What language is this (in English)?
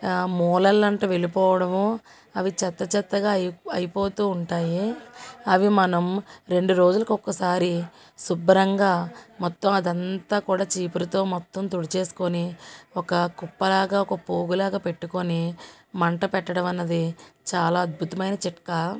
Telugu